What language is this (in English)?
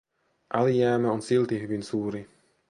Finnish